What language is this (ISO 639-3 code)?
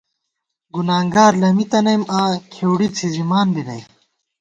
gwt